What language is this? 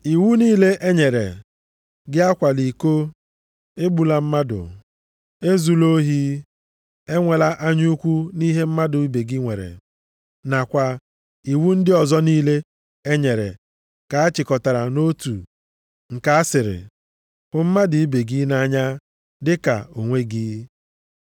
Igbo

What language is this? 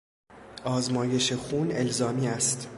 Persian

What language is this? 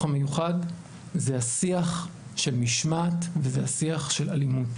Hebrew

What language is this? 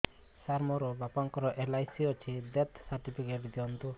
Odia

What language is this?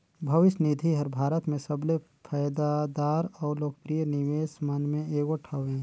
Chhattisgarhi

